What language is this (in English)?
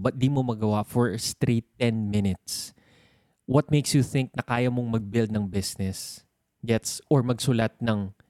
Filipino